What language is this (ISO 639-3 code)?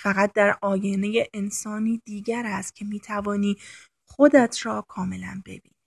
fas